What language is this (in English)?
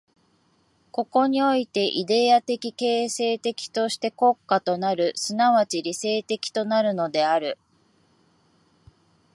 Japanese